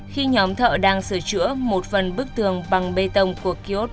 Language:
Vietnamese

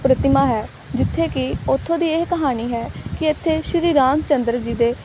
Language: Punjabi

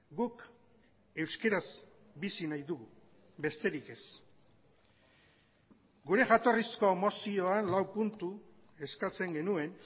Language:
Basque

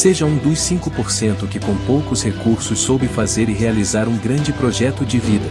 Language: Portuguese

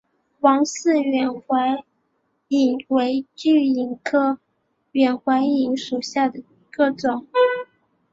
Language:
Chinese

